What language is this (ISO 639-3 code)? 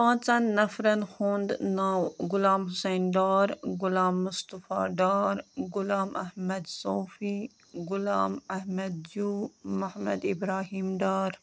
kas